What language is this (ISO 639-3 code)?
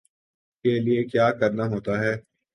urd